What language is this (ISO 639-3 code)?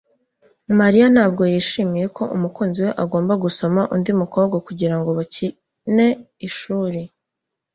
kin